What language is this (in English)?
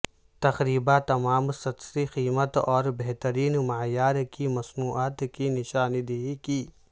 Urdu